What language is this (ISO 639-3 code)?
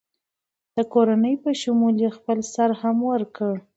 pus